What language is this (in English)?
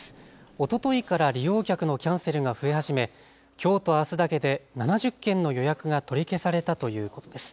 Japanese